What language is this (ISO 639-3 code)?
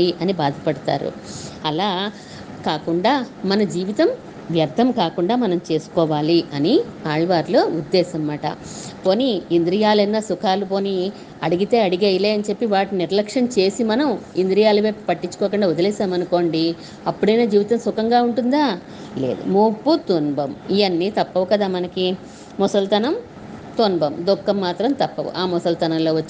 tel